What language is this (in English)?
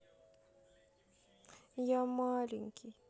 Russian